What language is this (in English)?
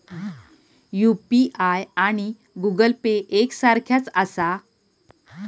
Marathi